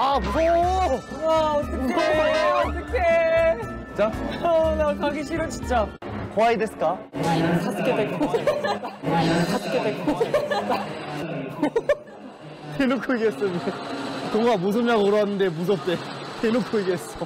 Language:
Korean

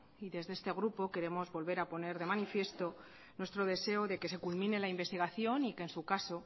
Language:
Spanish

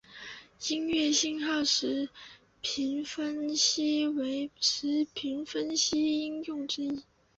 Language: Chinese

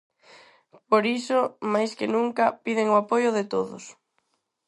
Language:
Galician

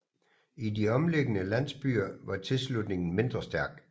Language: Danish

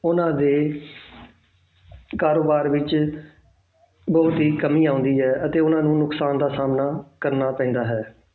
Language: Punjabi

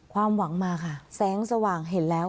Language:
Thai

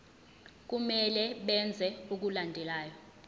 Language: Zulu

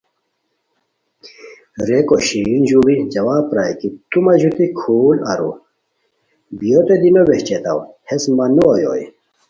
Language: Khowar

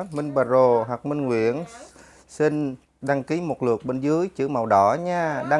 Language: Vietnamese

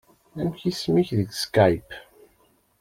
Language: Kabyle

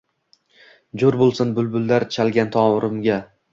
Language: Uzbek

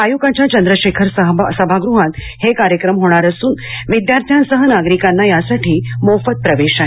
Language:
Marathi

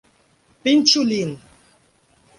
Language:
Esperanto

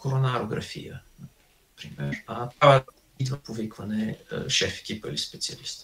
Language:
Bulgarian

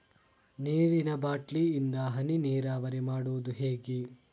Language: Kannada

